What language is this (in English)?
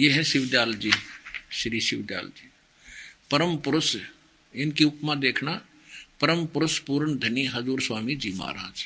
Hindi